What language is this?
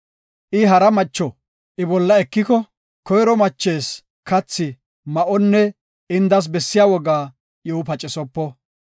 Gofa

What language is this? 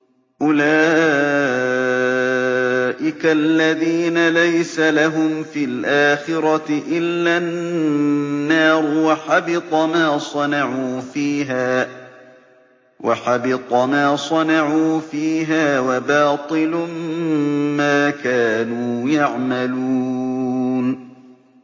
Arabic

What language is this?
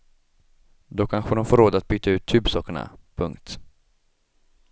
Swedish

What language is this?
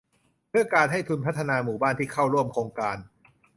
Thai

